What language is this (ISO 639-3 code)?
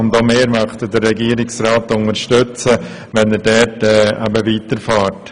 gsw